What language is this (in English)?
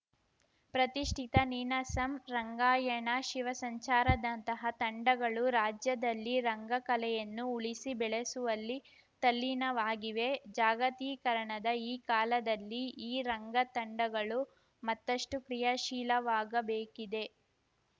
Kannada